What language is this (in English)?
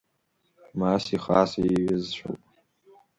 Abkhazian